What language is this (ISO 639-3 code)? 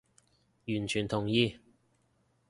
yue